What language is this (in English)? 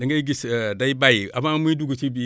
Wolof